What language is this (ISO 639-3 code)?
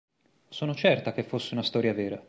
ita